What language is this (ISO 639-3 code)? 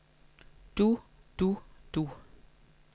dan